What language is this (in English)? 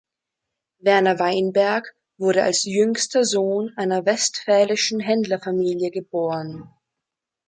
German